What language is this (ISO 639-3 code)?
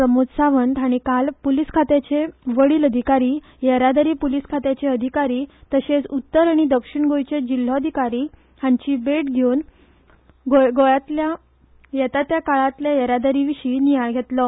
kok